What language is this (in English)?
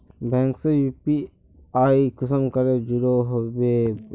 Magahi